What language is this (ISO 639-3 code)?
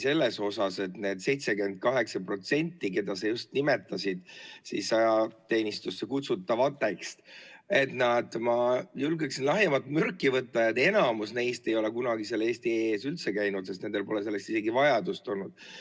est